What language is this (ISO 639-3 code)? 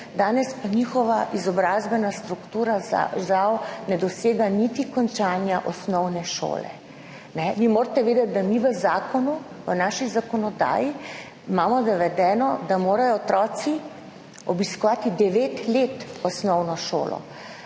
slv